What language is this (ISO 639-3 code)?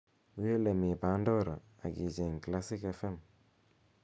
kln